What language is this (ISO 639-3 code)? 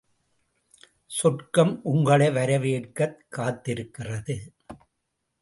tam